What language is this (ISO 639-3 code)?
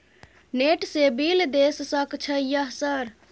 mai